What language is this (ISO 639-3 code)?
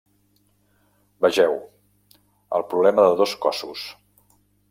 cat